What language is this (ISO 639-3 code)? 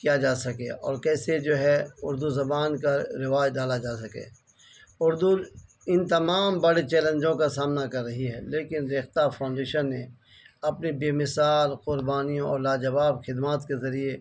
urd